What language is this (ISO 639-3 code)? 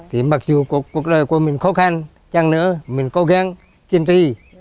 vie